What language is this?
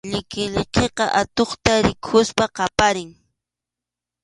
Arequipa-La Unión Quechua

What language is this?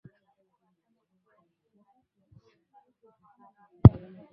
Swahili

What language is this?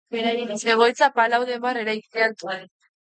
Basque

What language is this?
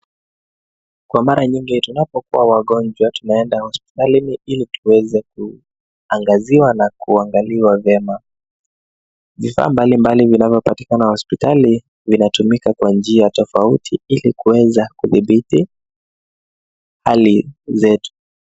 Swahili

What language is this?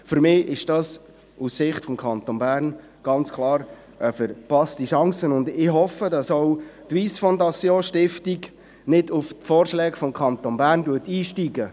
Swiss German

